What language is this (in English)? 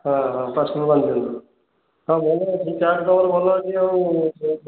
Odia